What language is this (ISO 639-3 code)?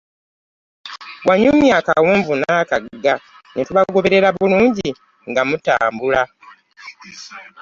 lug